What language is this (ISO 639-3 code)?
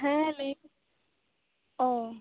sat